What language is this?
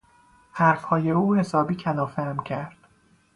Persian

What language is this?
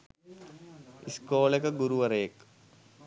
Sinhala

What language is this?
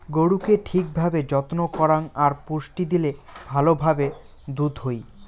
Bangla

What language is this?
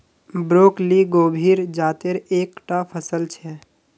Magahi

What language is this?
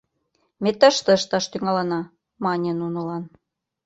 Mari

